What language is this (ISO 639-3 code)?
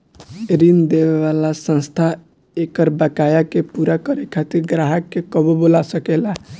bho